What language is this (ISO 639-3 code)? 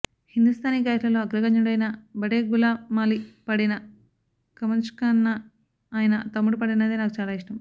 tel